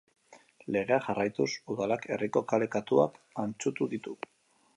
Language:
Basque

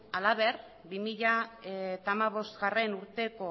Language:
Basque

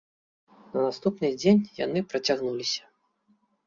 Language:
Belarusian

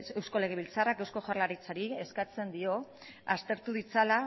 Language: Basque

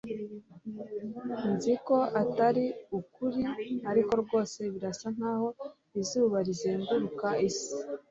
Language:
Kinyarwanda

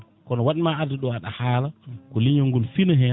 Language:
Fula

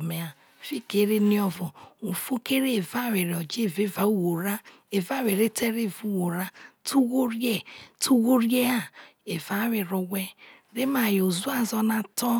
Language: Isoko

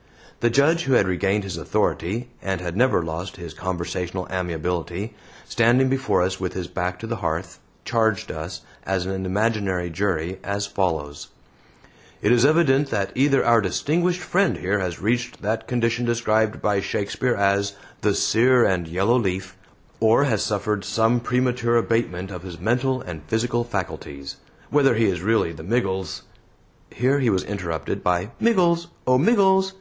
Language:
English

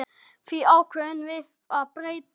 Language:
Icelandic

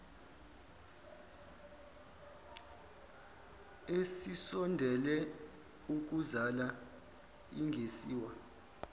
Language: Zulu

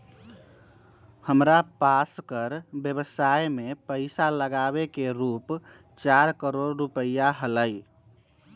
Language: Magahi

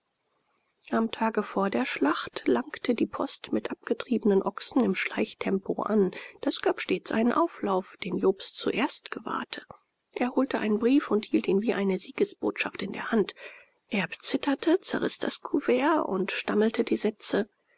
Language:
German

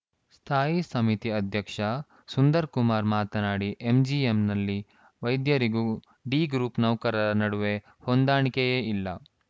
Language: Kannada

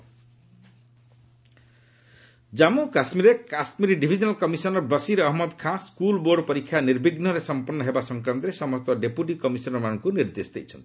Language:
Odia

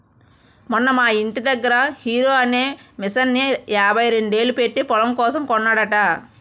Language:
Telugu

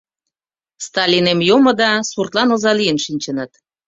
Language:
Mari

